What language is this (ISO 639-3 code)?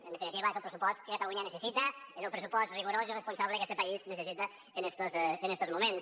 cat